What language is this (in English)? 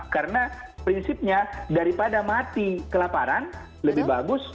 Indonesian